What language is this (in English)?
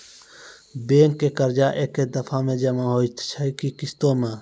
Maithili